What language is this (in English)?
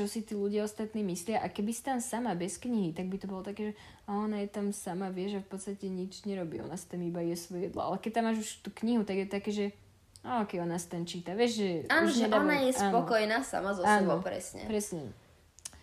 Slovak